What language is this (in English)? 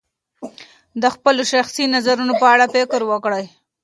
Pashto